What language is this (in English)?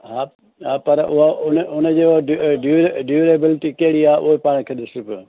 Sindhi